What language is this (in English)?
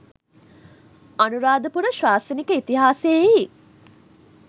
Sinhala